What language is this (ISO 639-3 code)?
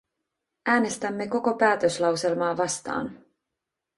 fin